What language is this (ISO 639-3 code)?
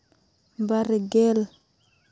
sat